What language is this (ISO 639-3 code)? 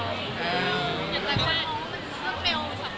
tha